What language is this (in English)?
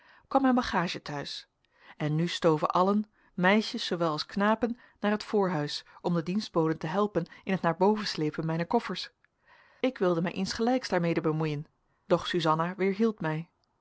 Dutch